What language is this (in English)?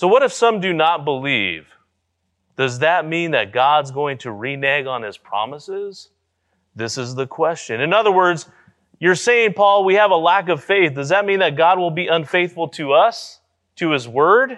English